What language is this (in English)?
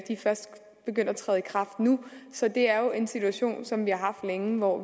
Danish